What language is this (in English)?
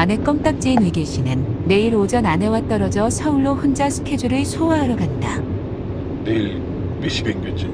Korean